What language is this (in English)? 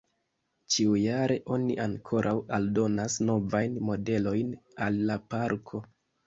Esperanto